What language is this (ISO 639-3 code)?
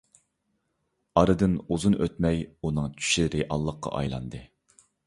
uig